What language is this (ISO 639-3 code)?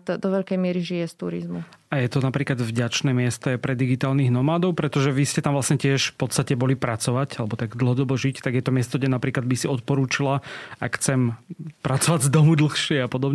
slk